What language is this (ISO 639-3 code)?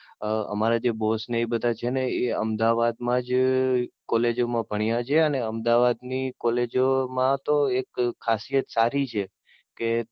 guj